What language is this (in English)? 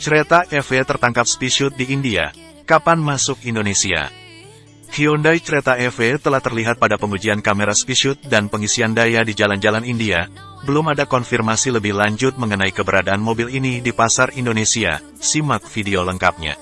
Indonesian